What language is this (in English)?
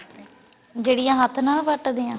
Punjabi